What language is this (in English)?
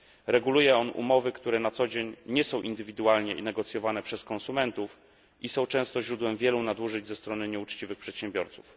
Polish